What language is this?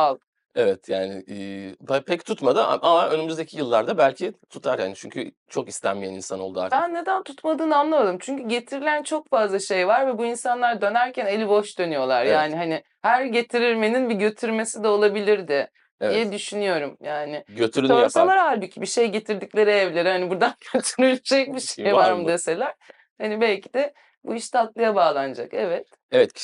Turkish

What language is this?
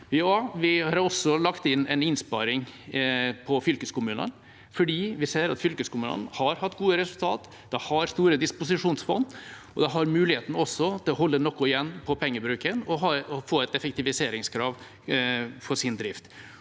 Norwegian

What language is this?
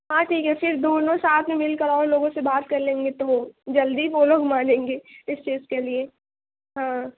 Urdu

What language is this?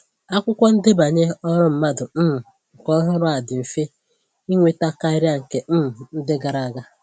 Igbo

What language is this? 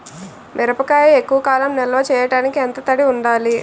Telugu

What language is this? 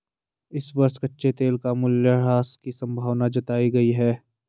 Hindi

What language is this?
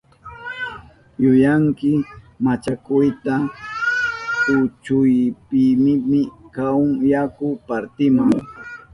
Southern Pastaza Quechua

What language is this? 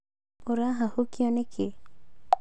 Kikuyu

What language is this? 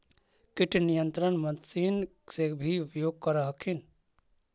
Magahi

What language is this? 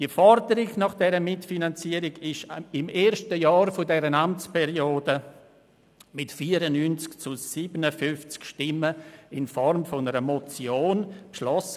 Swiss German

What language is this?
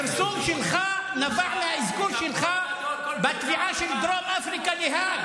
Hebrew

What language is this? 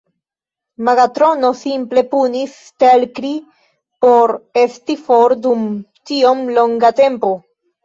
Esperanto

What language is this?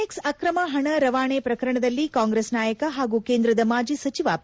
Kannada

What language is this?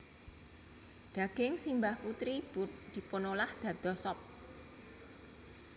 Javanese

